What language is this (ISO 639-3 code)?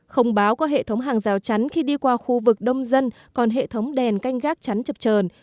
vie